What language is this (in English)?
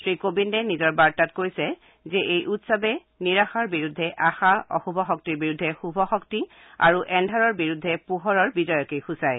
Assamese